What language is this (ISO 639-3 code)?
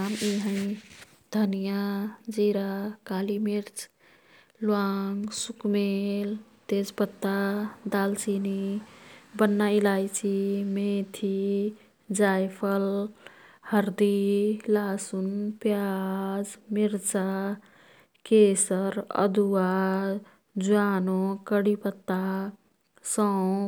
tkt